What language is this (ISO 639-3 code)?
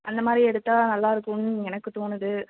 tam